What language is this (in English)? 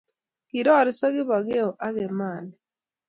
Kalenjin